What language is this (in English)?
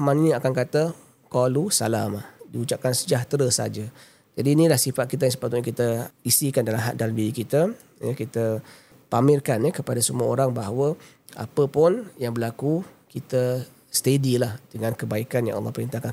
Malay